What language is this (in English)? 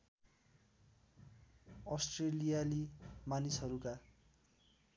Nepali